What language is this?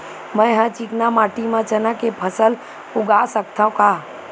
Chhattisgarhi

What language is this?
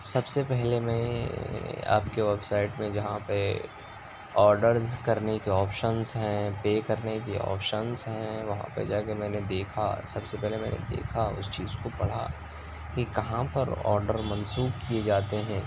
Urdu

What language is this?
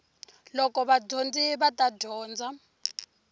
Tsonga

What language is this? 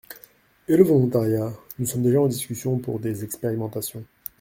French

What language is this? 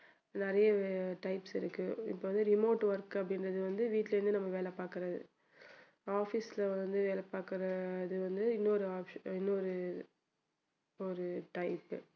Tamil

